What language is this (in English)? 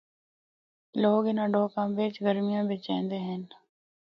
Northern Hindko